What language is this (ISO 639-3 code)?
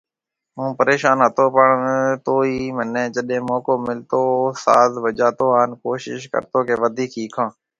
mve